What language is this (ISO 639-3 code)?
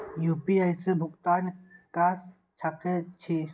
mai